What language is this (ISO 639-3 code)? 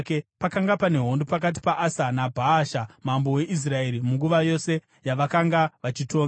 sna